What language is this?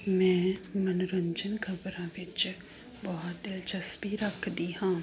Punjabi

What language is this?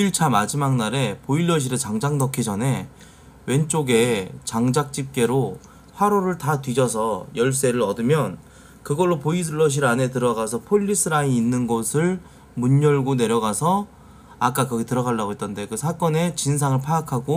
Korean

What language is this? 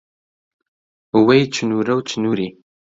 Central Kurdish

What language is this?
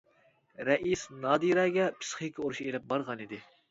Uyghur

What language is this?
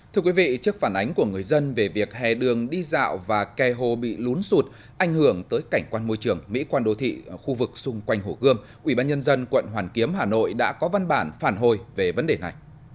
Vietnamese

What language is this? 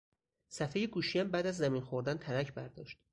Persian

